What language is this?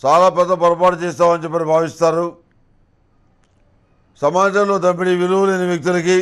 Turkish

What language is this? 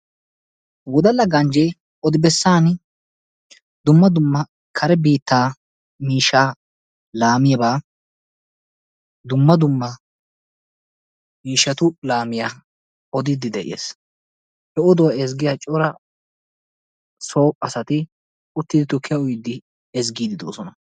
Wolaytta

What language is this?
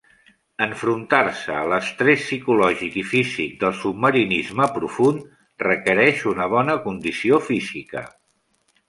Catalan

